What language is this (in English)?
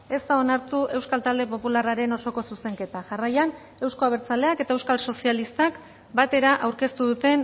Basque